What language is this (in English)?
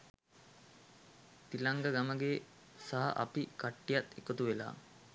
Sinhala